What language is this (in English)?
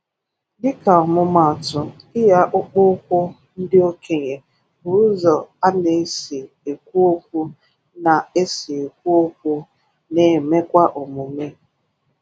Igbo